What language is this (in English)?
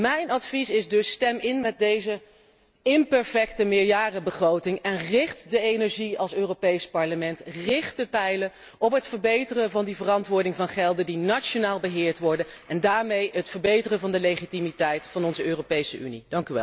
Dutch